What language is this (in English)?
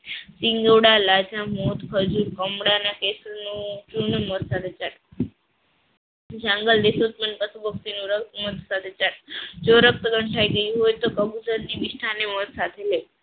Gujarati